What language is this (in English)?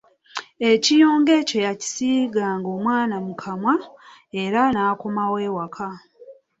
Ganda